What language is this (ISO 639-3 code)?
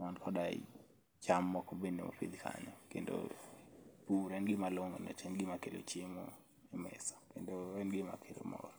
luo